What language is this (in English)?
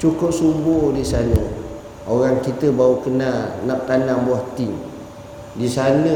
Malay